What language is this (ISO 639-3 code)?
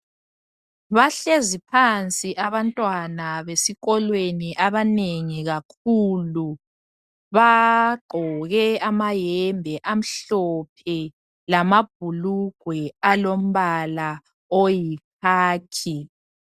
nde